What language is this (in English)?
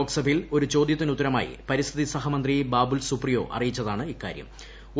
Malayalam